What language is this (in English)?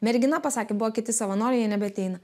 Lithuanian